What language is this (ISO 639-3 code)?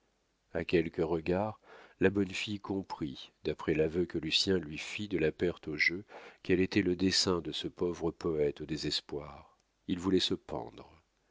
fra